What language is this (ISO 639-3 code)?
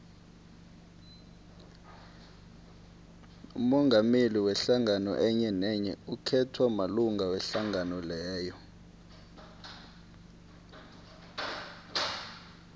nbl